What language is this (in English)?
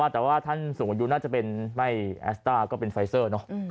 Thai